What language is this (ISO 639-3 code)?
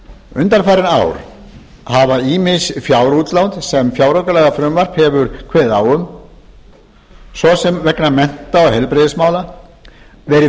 isl